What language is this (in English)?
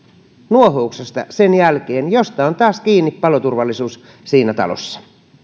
Finnish